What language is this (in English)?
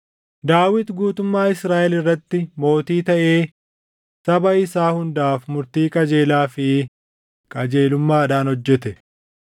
Oromo